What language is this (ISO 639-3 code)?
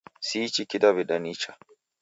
dav